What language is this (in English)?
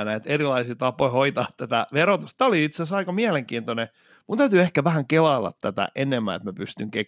Finnish